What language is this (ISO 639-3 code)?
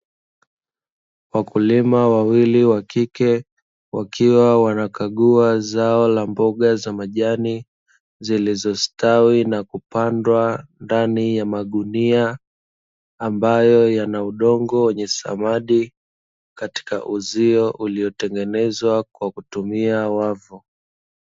swa